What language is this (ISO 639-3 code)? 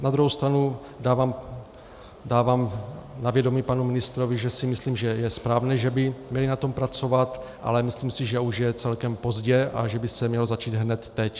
ces